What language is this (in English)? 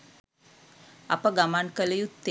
Sinhala